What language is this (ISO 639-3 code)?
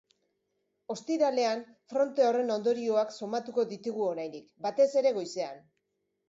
eus